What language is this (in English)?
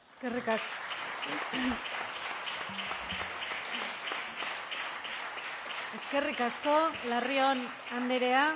Basque